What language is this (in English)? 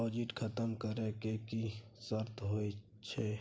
Maithili